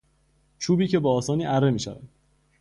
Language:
Persian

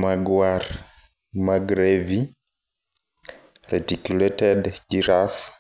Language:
Luo (Kenya and Tanzania)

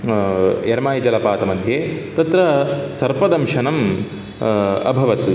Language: Sanskrit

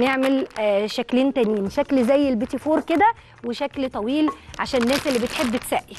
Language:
Arabic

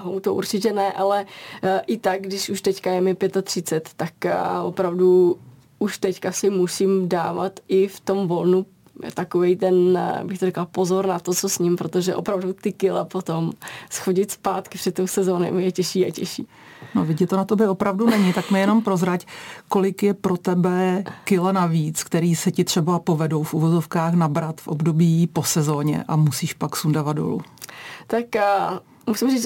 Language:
Czech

